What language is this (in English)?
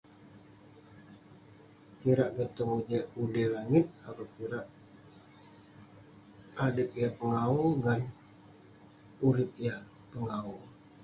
Western Penan